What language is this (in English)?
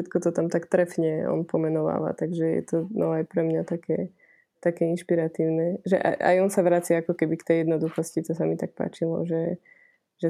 Slovak